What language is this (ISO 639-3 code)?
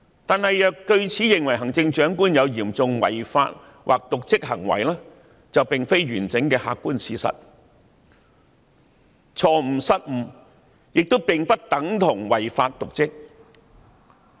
yue